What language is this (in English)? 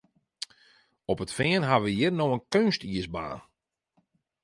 Western Frisian